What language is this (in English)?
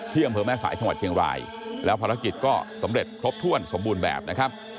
Thai